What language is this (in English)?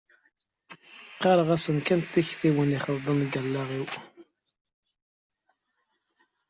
Kabyle